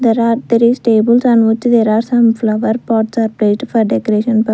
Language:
English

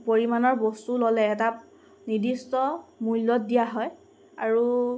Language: Assamese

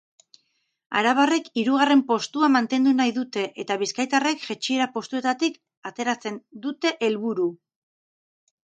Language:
Basque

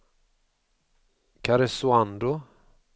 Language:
Swedish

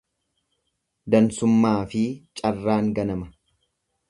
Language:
Oromo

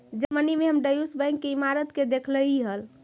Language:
Magahi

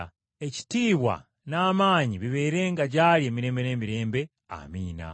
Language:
Ganda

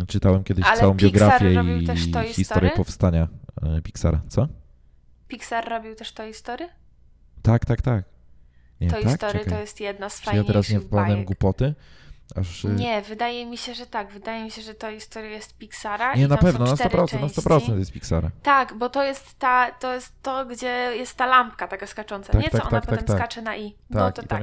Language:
Polish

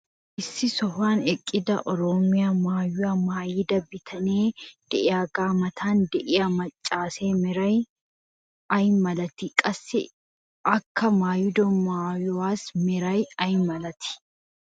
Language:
Wolaytta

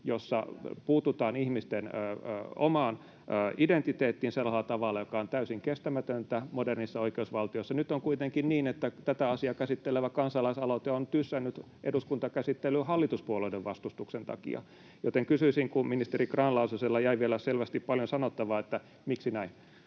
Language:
Finnish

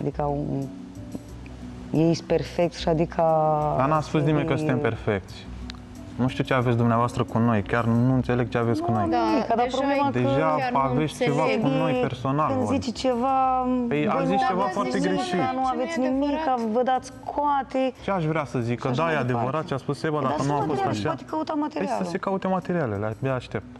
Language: Romanian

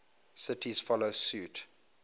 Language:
English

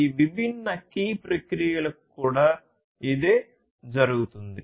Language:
Telugu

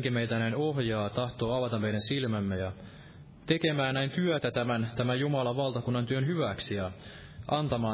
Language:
Finnish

